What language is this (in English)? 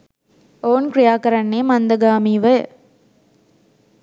Sinhala